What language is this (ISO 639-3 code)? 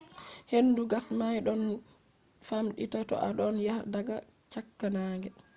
ful